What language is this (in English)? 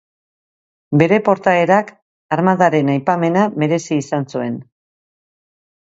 Basque